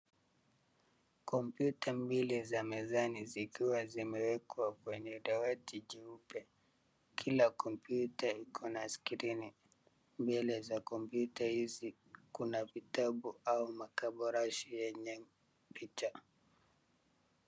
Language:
Swahili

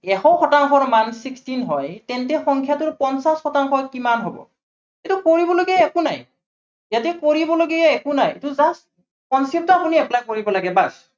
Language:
Assamese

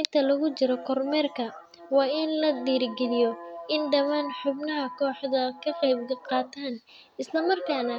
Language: Somali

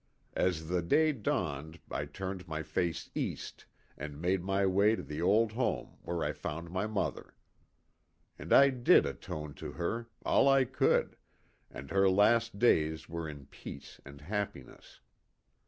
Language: English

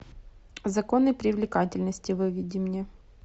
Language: Russian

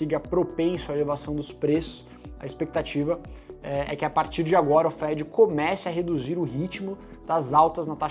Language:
Portuguese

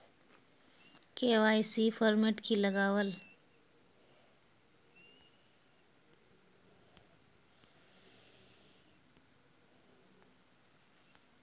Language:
Magahi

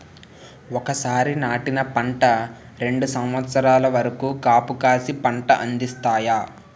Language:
Telugu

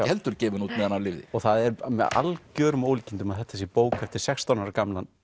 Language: Icelandic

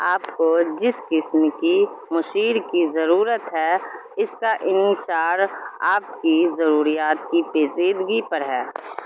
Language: Urdu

